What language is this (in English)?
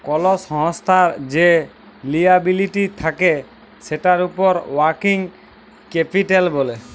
Bangla